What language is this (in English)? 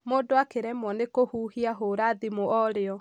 Kikuyu